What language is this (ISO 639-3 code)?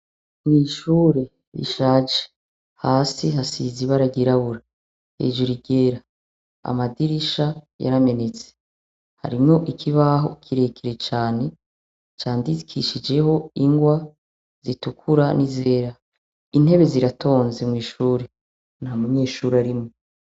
run